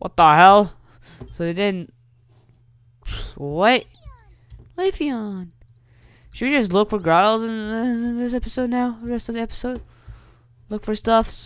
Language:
English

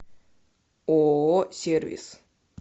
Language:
Russian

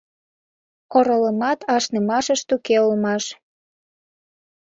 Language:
Mari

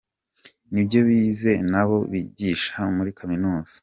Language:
Kinyarwanda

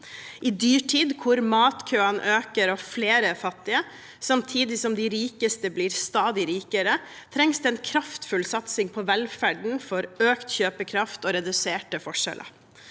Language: Norwegian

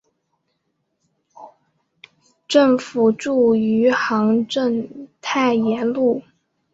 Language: Chinese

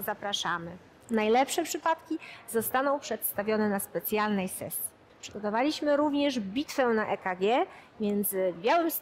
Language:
Polish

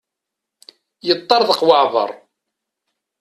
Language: Kabyle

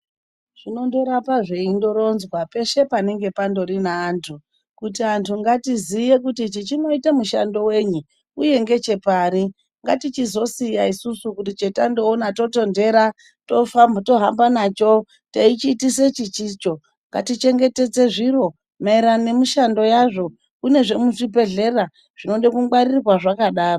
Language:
Ndau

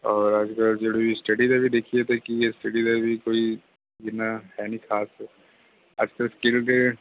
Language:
Punjabi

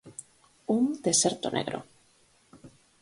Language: Galician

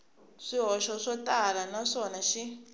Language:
Tsonga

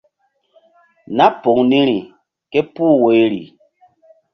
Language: Mbum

